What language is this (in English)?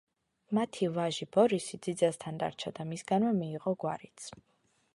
Georgian